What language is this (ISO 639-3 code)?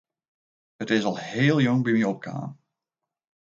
fry